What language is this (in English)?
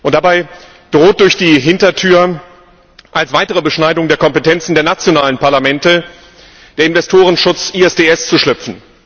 German